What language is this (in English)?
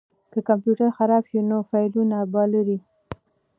Pashto